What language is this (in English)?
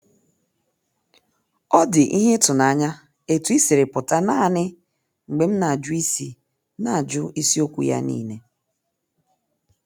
Igbo